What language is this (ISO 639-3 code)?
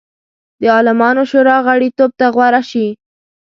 pus